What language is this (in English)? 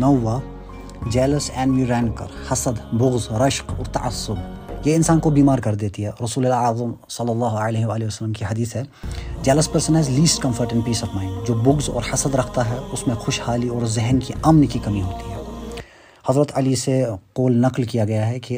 Urdu